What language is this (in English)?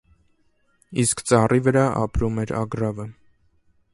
Armenian